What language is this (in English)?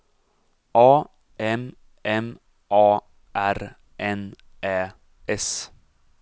Swedish